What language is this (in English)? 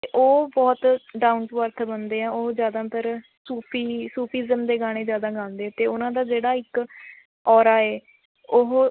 Punjabi